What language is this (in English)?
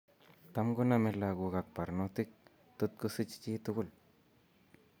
Kalenjin